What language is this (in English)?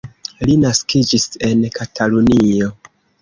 Esperanto